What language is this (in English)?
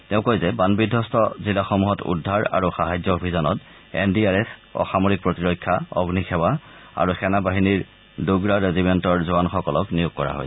Assamese